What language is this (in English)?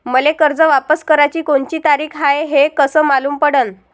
Marathi